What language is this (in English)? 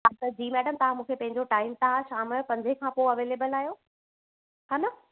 Sindhi